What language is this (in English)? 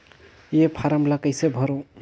Chhattisgarhi